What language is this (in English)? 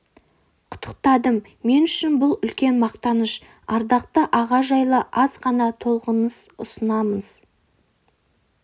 Kazakh